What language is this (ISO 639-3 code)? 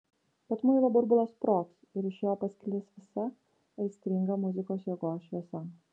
lit